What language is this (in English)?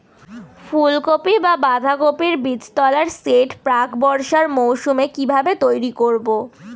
Bangla